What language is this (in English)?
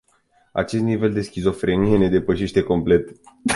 Romanian